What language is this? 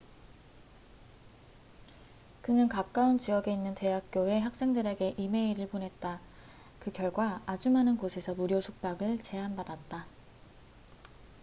Korean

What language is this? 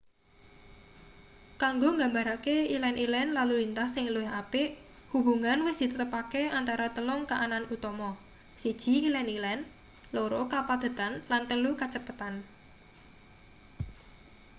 Javanese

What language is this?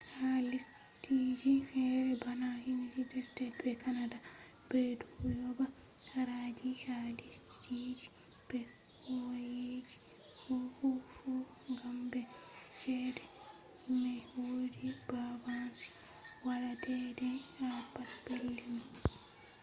Fula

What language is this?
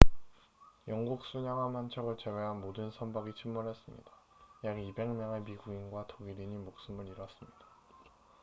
Korean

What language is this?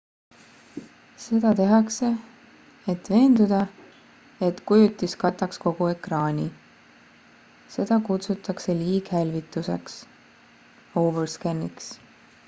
Estonian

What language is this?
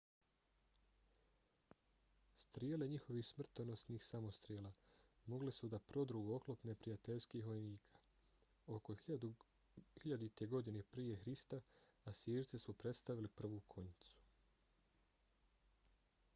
Bosnian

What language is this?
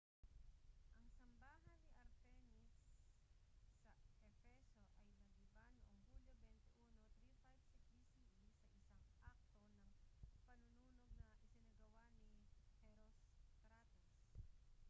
Filipino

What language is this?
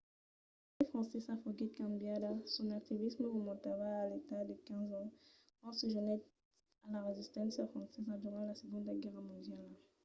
Occitan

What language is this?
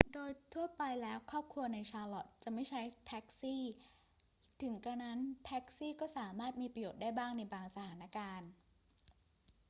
Thai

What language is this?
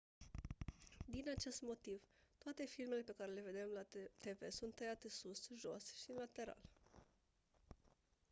Romanian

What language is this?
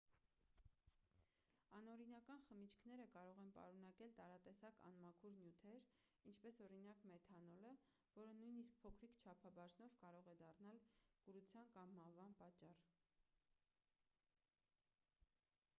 Armenian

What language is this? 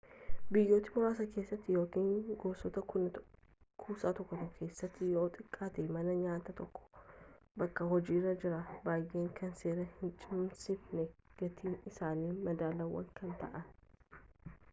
Oromo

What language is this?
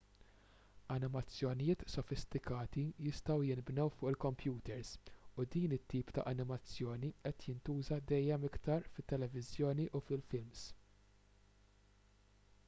Maltese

